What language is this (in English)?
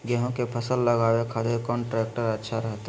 Magahi